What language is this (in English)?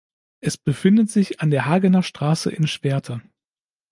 German